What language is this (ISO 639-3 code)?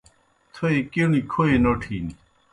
plk